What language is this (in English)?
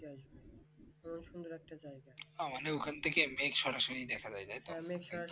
Bangla